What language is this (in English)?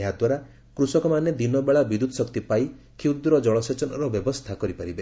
Odia